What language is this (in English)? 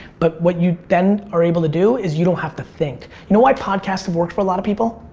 English